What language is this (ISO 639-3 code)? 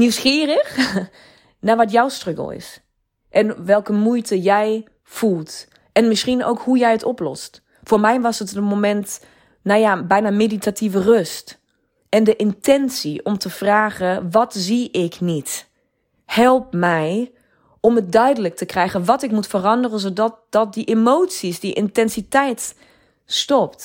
nld